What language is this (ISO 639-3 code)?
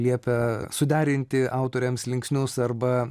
lit